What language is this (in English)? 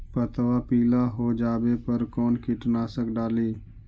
Magahi